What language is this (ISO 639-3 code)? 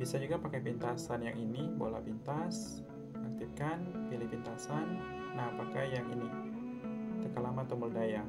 ind